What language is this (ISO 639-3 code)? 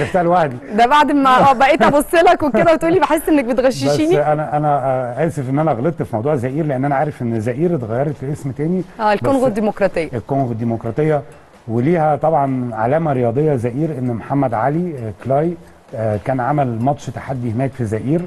ara